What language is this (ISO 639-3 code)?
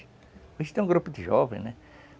por